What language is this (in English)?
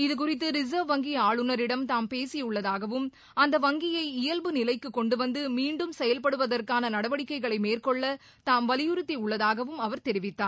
Tamil